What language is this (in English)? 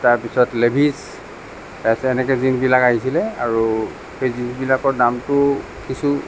Assamese